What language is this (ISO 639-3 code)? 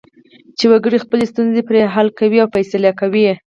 pus